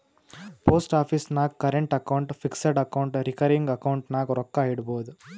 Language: Kannada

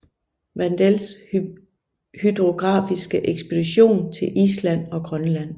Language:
Danish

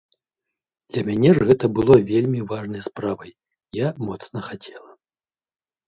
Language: Belarusian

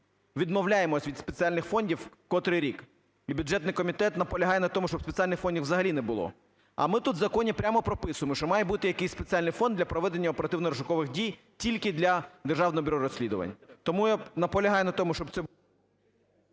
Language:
Ukrainian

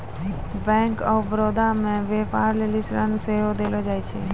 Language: Maithili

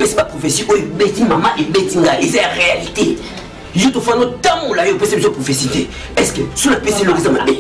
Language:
French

